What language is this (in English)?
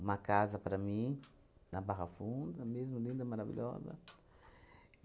Portuguese